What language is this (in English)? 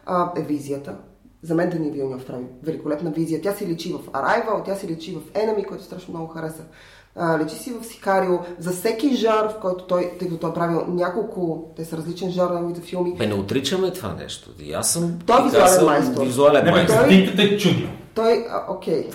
Bulgarian